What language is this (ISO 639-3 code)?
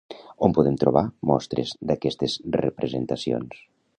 cat